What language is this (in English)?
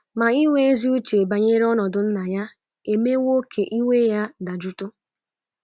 Igbo